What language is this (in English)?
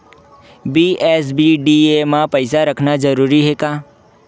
Chhattisgarhi